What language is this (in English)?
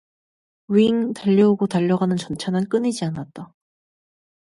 Korean